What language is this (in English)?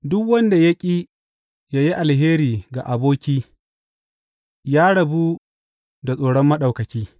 Hausa